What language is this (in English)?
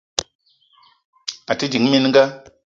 Eton (Cameroon)